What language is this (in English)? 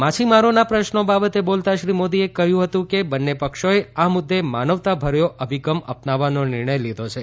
Gujarati